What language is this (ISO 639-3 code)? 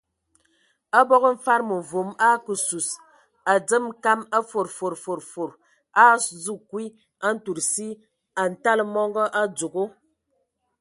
ewo